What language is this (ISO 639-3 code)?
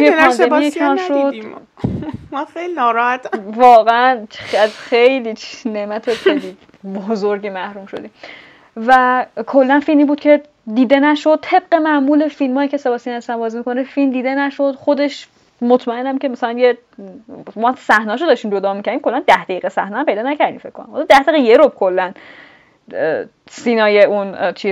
fas